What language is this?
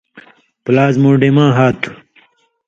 Indus Kohistani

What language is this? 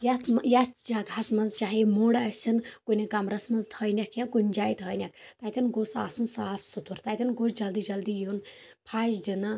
Kashmiri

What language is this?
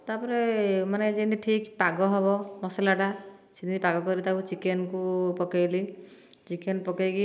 Odia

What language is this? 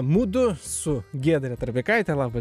Lithuanian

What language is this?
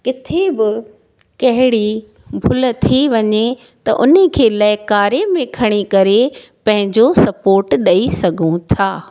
Sindhi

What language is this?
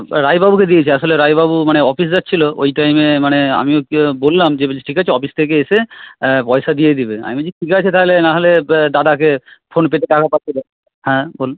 Bangla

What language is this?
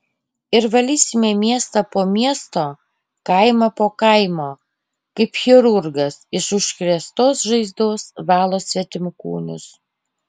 Lithuanian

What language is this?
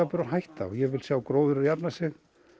Icelandic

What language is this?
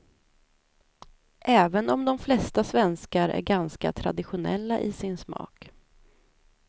Swedish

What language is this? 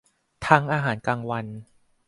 Thai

